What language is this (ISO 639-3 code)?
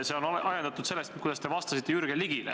est